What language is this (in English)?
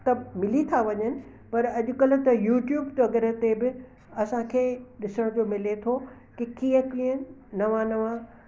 Sindhi